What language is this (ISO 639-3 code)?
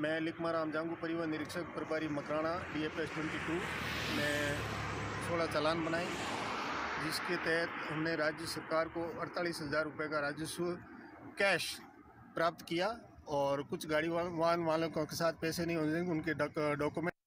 hin